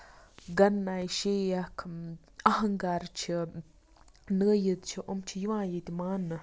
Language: Kashmiri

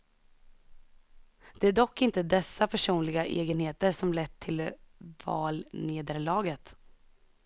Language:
Swedish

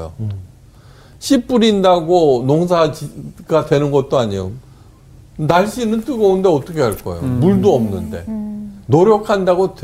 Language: Korean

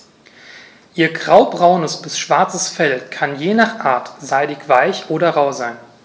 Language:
German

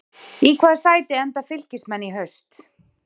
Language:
Icelandic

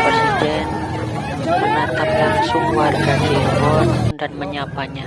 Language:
Indonesian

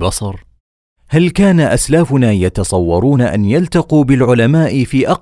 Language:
Arabic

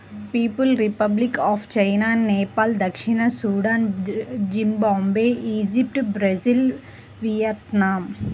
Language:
Telugu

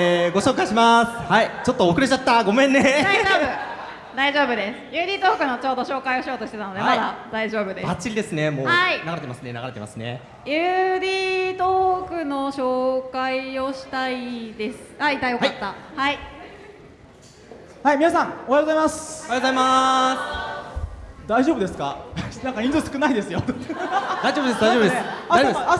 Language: Japanese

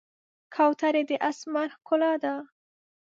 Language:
Pashto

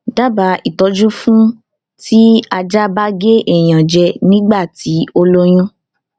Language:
Yoruba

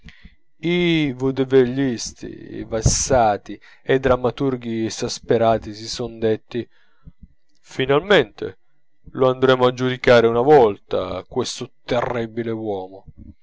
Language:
Italian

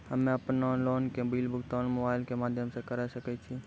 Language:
Maithili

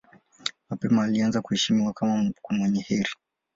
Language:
Swahili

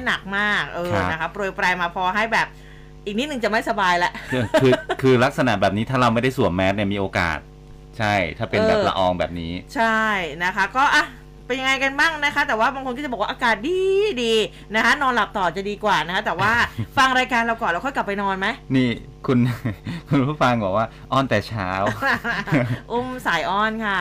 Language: Thai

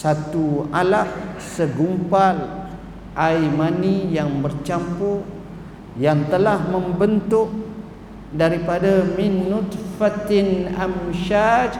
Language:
Malay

